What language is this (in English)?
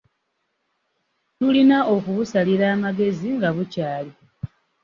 Ganda